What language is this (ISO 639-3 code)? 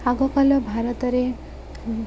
ori